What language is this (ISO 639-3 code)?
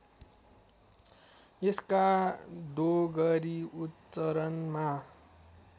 nep